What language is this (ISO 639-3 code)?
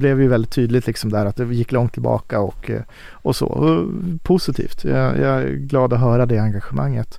swe